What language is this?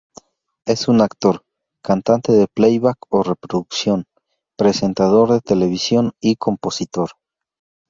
Spanish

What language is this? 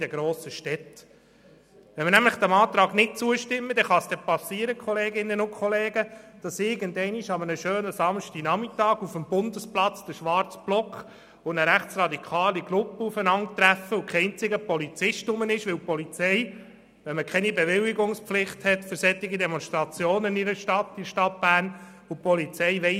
Swiss German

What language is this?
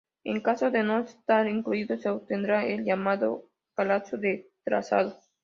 Spanish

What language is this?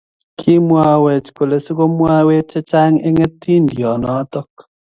Kalenjin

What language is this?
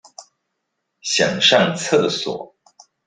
Chinese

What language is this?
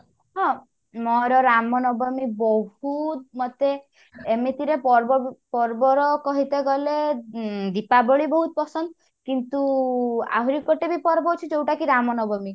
Odia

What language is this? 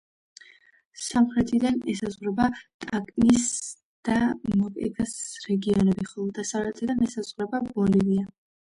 Georgian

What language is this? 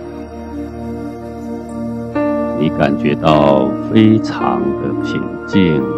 Chinese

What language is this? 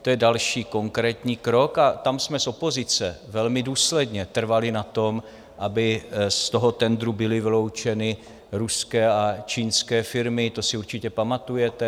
Czech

